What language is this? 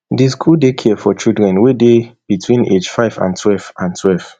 Nigerian Pidgin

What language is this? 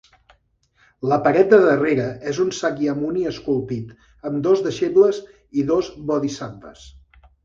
Catalan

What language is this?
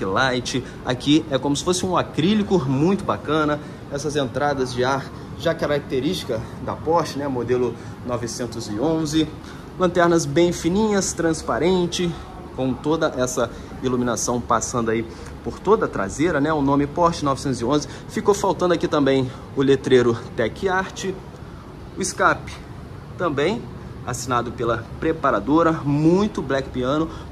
Portuguese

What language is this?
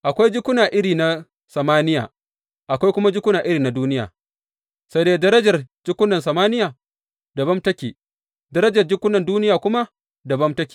Hausa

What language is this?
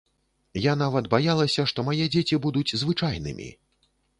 Belarusian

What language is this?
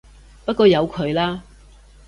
Cantonese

